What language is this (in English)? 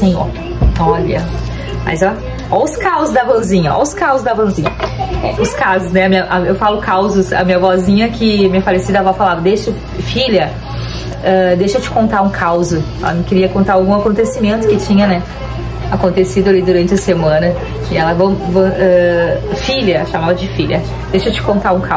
Portuguese